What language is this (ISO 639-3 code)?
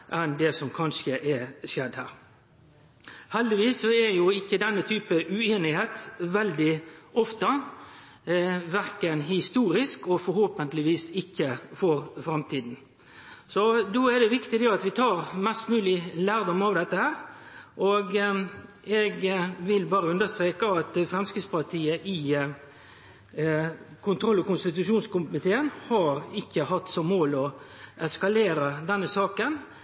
nno